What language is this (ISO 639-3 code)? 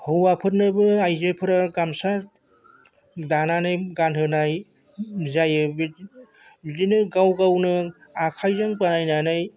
brx